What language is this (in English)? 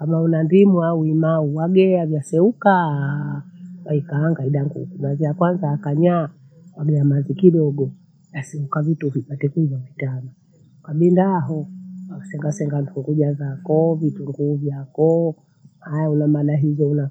Bondei